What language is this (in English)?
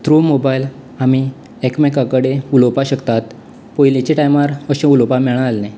Konkani